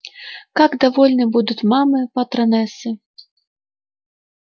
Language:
Russian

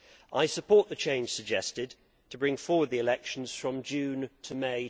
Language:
English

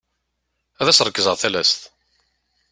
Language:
Kabyle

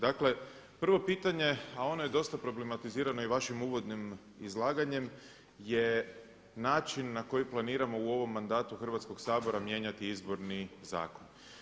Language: Croatian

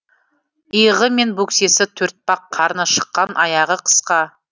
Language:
Kazakh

